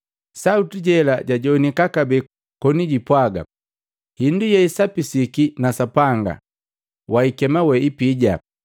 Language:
Matengo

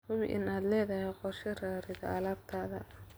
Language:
Somali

